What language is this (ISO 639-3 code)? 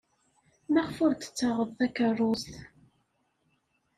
kab